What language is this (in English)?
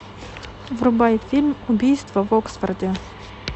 Russian